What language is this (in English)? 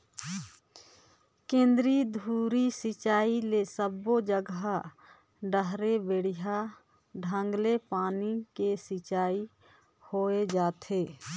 Chhattisgarhi